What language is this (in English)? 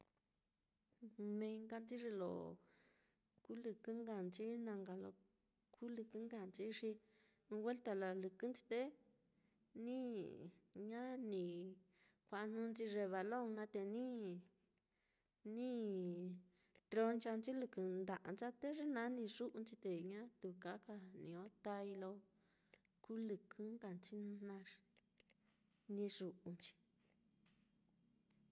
Mitlatongo Mixtec